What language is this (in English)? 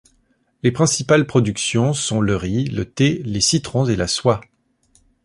French